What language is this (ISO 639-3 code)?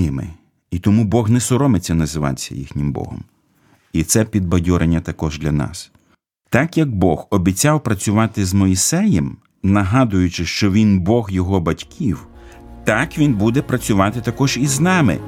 ukr